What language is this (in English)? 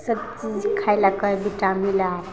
Maithili